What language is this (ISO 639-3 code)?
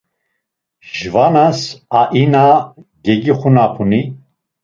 lzz